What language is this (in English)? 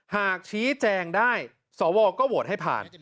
Thai